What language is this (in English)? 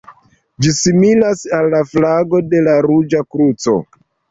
Esperanto